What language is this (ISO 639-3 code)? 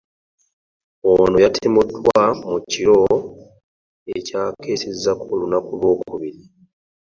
lug